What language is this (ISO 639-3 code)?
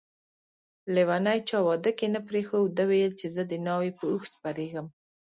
pus